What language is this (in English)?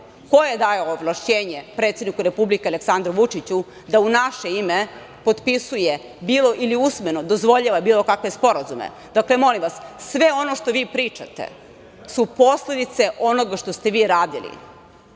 Serbian